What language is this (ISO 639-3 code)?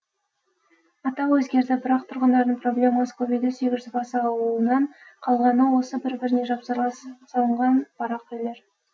kaz